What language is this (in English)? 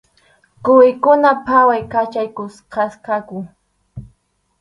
Arequipa-La Unión Quechua